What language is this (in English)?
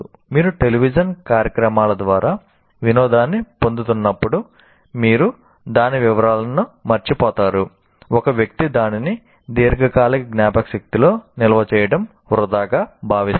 Telugu